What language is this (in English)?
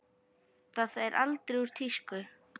Icelandic